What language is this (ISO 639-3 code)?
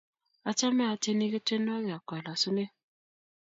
kln